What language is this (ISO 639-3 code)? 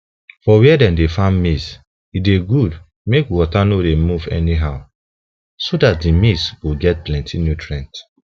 pcm